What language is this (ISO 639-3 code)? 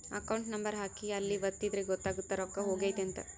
kan